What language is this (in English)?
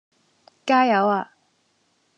Cantonese